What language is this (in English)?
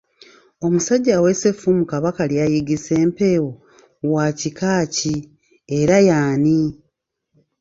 Ganda